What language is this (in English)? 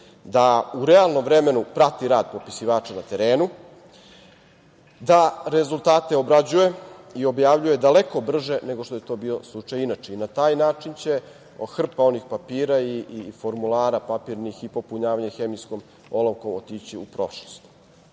Serbian